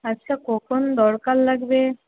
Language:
Bangla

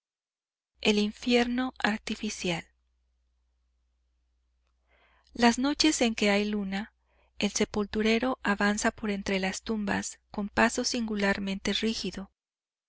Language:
Spanish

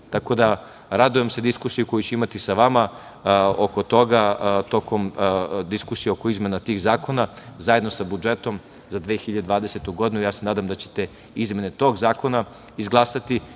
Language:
Serbian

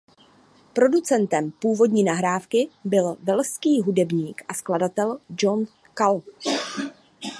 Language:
Czech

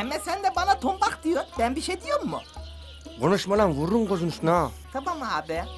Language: Turkish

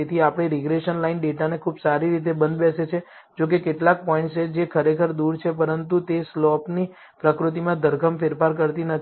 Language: Gujarati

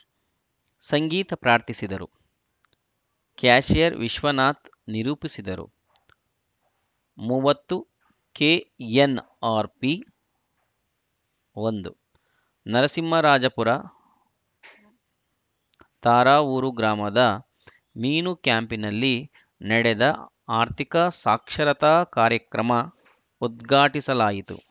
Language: Kannada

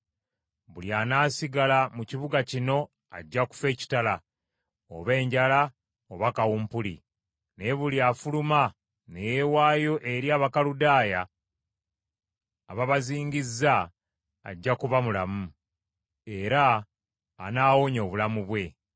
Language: Ganda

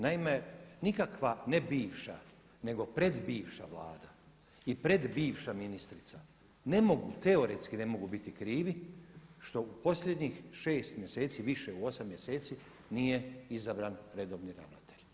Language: Croatian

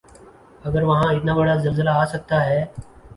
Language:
Urdu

